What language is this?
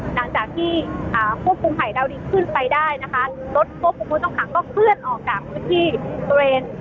Thai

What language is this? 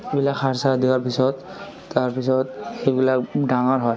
Assamese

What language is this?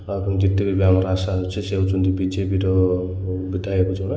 Odia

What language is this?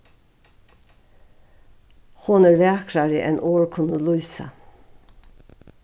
Faroese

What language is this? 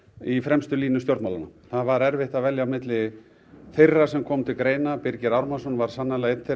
Icelandic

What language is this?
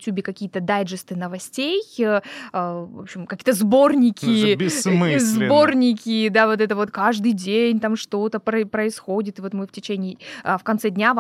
Russian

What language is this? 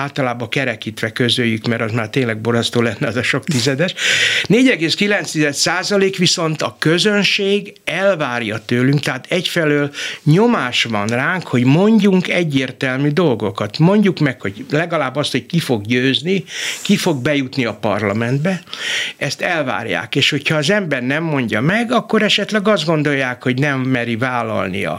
Hungarian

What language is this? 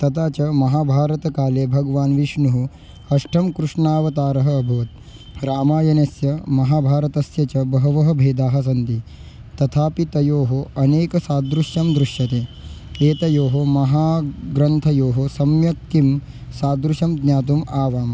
Sanskrit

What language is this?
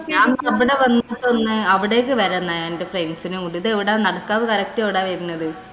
Malayalam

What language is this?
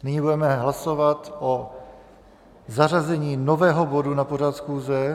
Czech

